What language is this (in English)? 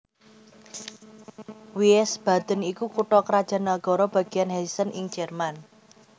Javanese